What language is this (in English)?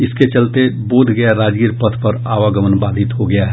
Hindi